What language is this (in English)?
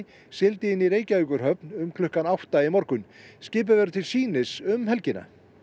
Icelandic